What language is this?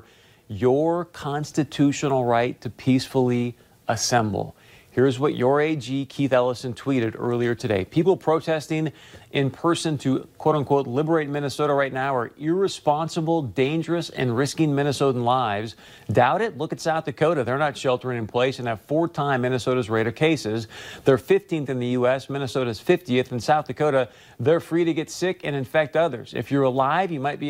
English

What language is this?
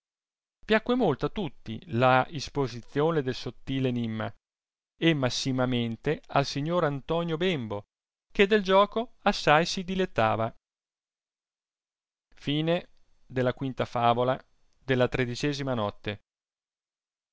Italian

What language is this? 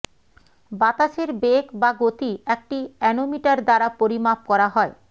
Bangla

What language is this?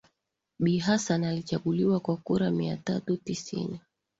Swahili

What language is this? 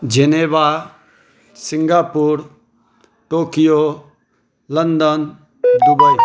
Maithili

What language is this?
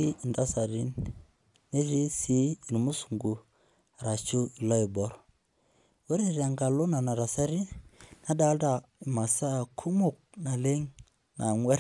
Masai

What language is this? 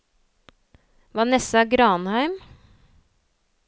Norwegian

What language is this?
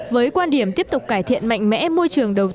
Vietnamese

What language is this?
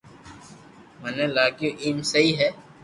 Loarki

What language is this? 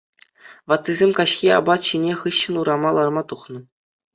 Chuvash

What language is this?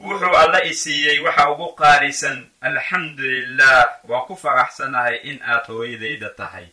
Arabic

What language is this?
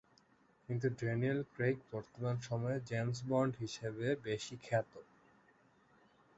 Bangla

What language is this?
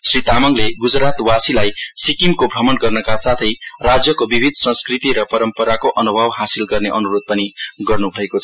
Nepali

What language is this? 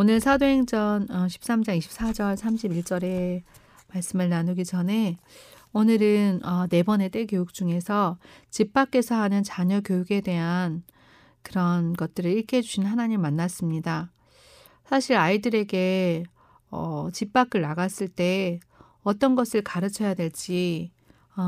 Korean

